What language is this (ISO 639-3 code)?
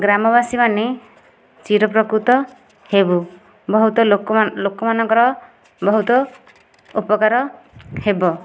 ori